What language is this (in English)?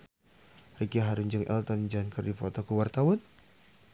Sundanese